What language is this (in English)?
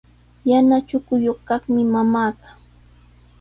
Sihuas Ancash Quechua